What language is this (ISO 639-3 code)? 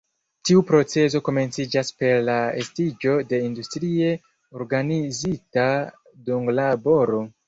epo